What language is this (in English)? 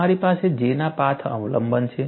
Gujarati